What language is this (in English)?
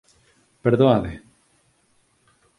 Galician